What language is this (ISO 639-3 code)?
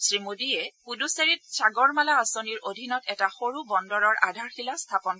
asm